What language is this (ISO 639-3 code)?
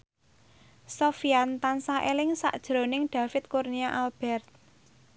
jav